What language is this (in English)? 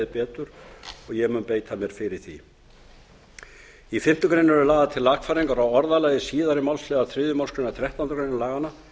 Icelandic